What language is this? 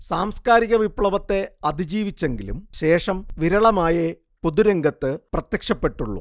Malayalam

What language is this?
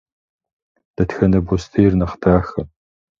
Kabardian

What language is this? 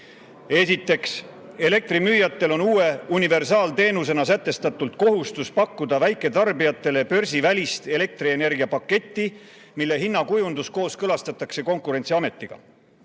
Estonian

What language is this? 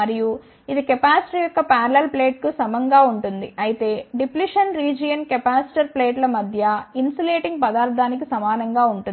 Telugu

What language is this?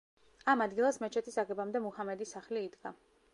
Georgian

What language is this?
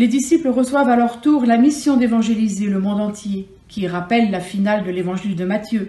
French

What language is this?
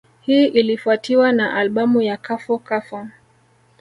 Swahili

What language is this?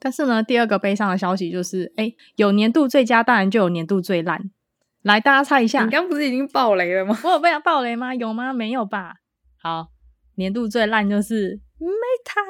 Chinese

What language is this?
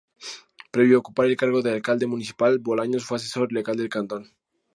Spanish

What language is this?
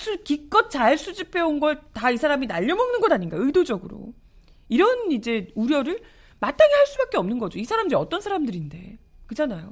Korean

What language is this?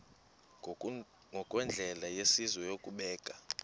Xhosa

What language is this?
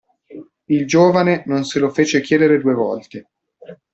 Italian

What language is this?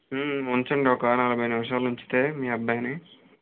Telugu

